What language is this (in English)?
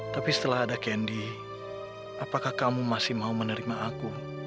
Indonesian